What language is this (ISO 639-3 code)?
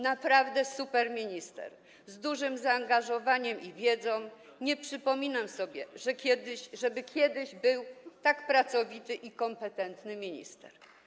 pol